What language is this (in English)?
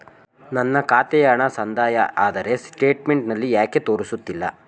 Kannada